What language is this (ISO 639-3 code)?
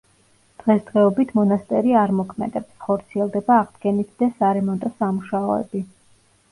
kat